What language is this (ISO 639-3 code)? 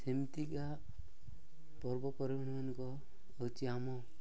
ori